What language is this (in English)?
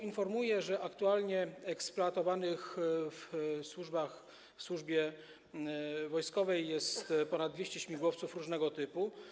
Polish